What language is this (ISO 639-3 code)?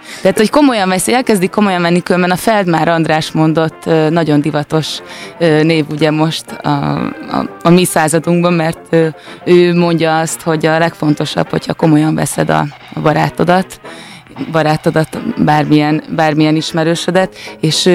hun